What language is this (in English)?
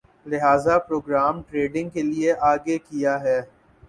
Urdu